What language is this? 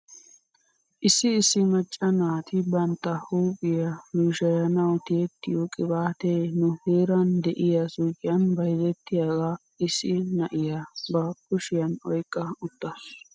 Wolaytta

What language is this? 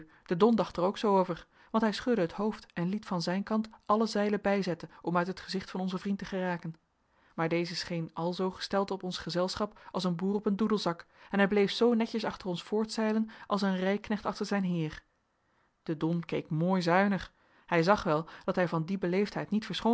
Dutch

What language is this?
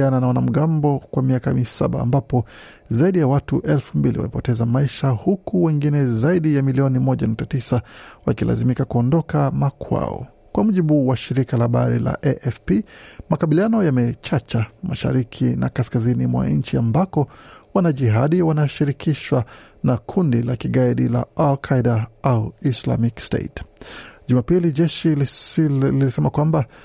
Swahili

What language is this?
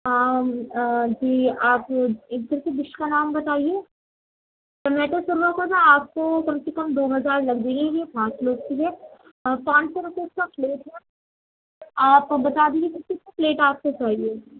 Urdu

